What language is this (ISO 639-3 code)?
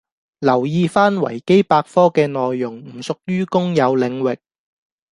yue